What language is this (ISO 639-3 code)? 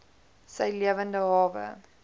afr